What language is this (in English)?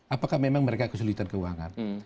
Indonesian